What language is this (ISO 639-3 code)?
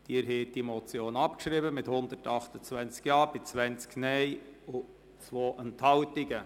gsw